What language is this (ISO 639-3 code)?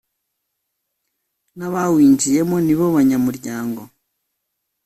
kin